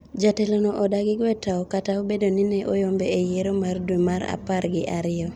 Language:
Luo (Kenya and Tanzania)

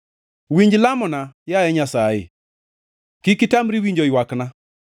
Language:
Luo (Kenya and Tanzania)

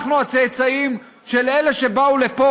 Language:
Hebrew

